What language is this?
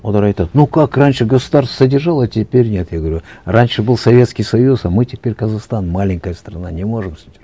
Kazakh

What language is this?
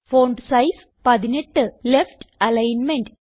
Malayalam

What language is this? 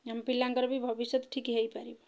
Odia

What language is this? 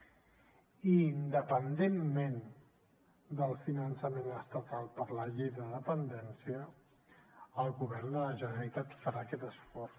Catalan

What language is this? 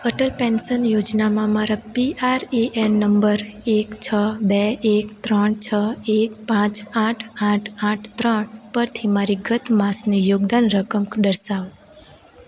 Gujarati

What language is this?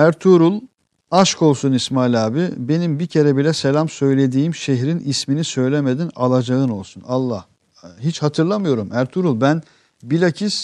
Turkish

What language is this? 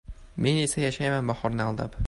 Uzbek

